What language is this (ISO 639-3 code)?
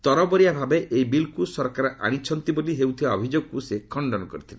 ori